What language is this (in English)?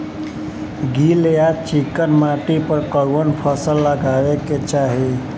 Bhojpuri